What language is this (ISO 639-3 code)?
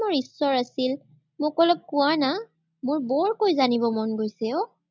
asm